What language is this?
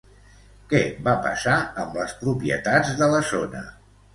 Catalan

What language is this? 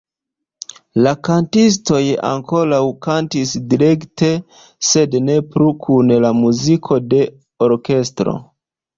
Esperanto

